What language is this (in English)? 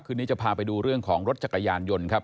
Thai